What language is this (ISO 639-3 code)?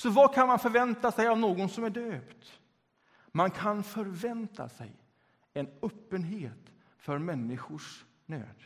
swe